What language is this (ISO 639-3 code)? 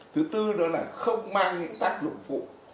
vie